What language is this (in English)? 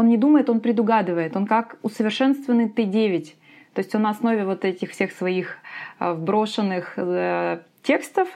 Russian